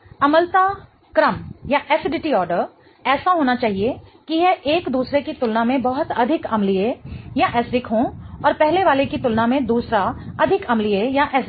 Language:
Hindi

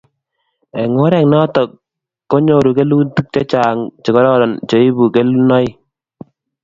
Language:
Kalenjin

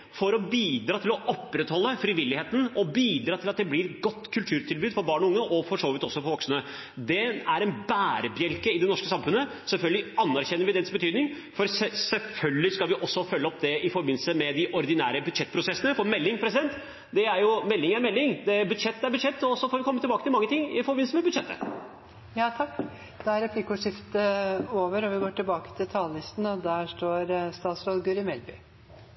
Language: Norwegian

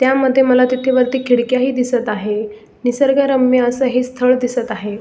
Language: Marathi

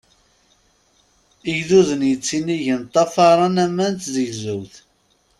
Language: Kabyle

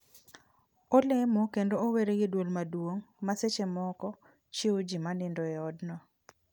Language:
Luo (Kenya and Tanzania)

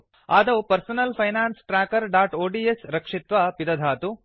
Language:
Sanskrit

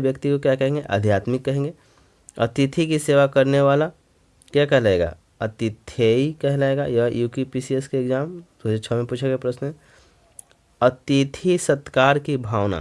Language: Hindi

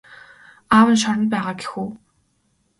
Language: Mongolian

